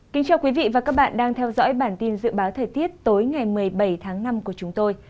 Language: Vietnamese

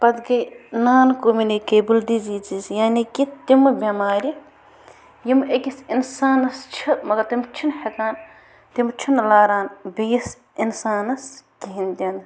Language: Kashmiri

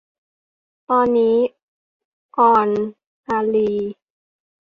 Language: Thai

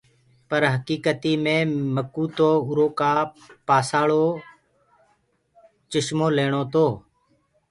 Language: Gurgula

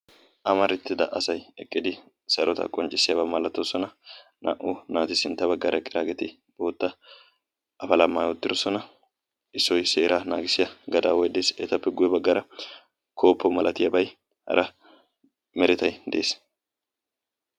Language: Wolaytta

